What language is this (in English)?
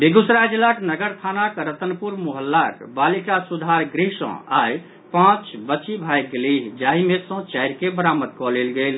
Maithili